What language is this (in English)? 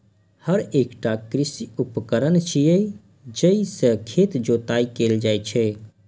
Maithili